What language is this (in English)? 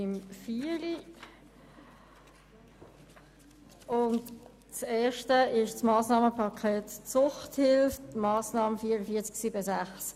Swiss German